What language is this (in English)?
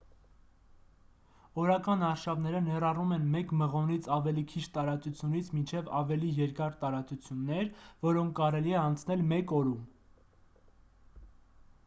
Armenian